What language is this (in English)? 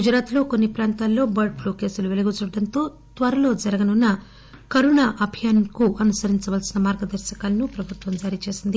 Telugu